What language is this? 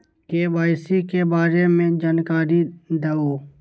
Magahi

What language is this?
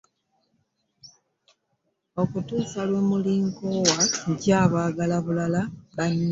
Ganda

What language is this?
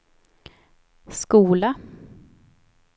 Swedish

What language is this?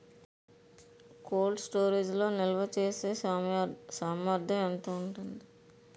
Telugu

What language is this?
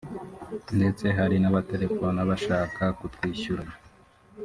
Kinyarwanda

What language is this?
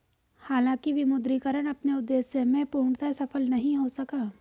Hindi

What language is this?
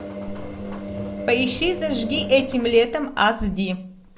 Russian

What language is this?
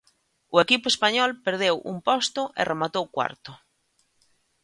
Galician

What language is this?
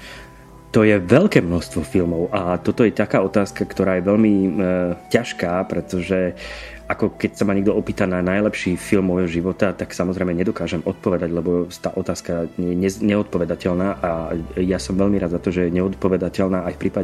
Slovak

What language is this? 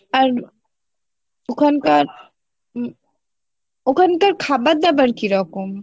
Bangla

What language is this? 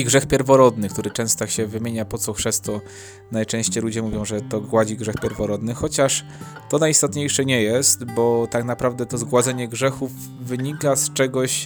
Polish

